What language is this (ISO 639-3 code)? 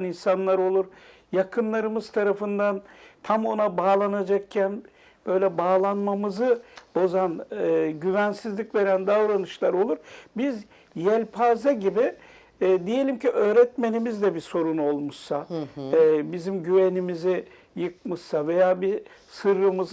tur